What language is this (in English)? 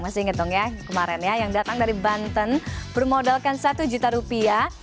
Indonesian